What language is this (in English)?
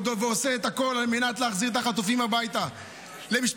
Hebrew